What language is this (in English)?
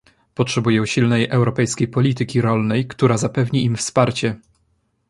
Polish